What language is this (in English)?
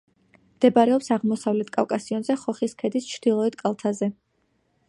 Georgian